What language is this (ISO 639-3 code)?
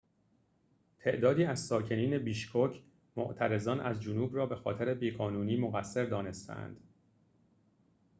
fas